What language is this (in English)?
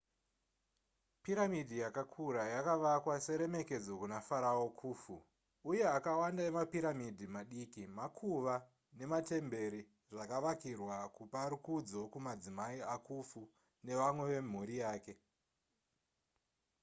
Shona